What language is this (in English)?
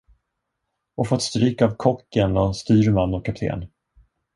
Swedish